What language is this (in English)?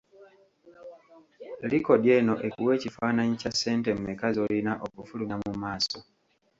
Ganda